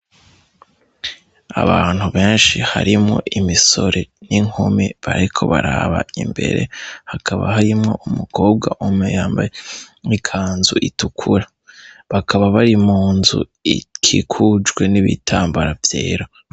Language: Rundi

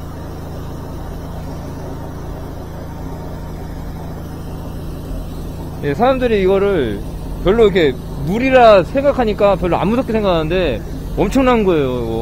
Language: Korean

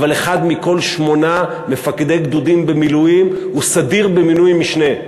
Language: Hebrew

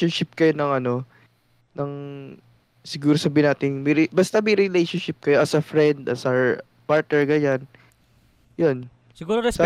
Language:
Filipino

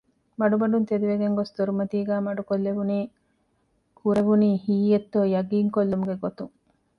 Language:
Divehi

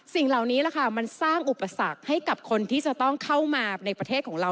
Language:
Thai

